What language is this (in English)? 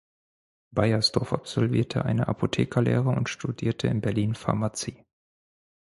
German